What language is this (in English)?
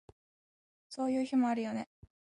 Japanese